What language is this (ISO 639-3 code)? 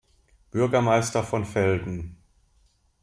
deu